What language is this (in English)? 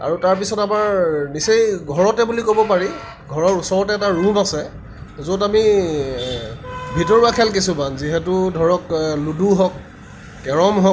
Assamese